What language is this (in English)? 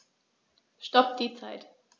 German